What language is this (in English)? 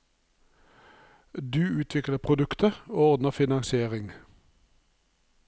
Norwegian